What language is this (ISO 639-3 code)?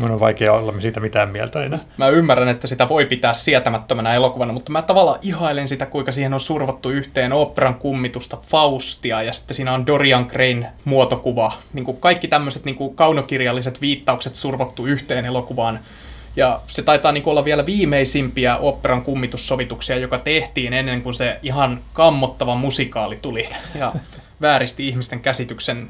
fin